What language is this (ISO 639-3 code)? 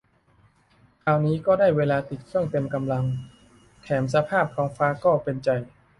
tha